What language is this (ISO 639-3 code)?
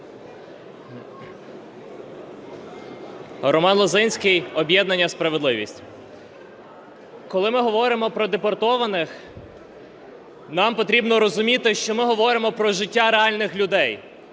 ukr